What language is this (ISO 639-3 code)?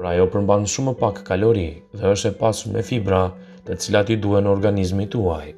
ron